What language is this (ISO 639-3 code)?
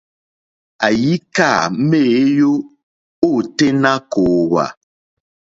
bri